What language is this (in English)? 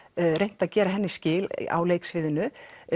Icelandic